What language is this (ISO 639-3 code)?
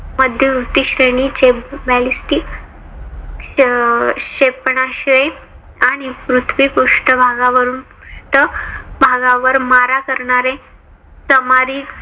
mar